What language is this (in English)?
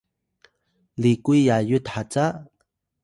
Atayal